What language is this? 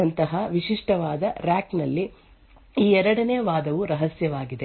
Kannada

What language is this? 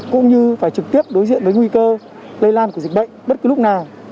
Vietnamese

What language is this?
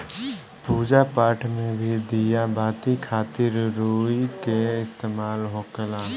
Bhojpuri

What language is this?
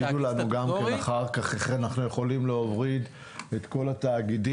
Hebrew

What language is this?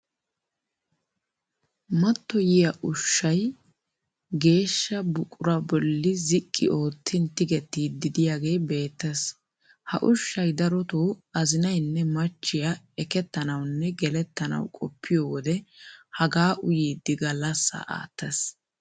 Wolaytta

